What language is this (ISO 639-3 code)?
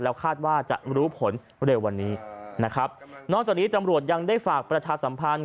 tha